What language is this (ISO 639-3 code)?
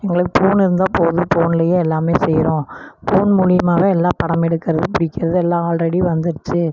tam